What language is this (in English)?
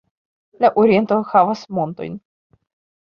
Esperanto